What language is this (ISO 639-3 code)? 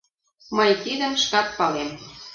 chm